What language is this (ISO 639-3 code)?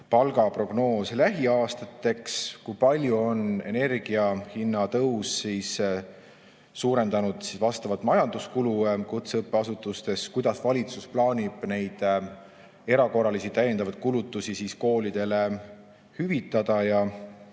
est